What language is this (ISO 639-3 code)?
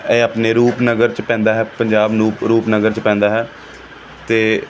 pan